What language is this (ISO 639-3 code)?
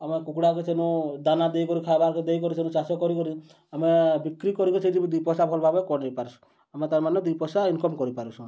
ori